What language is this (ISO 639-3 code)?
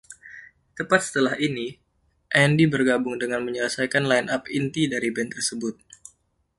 ind